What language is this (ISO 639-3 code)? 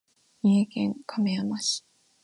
jpn